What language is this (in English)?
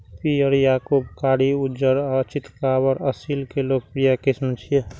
Maithili